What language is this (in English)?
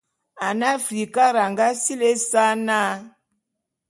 Bulu